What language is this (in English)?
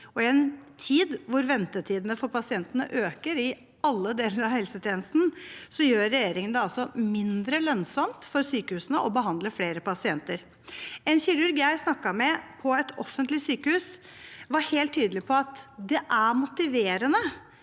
Norwegian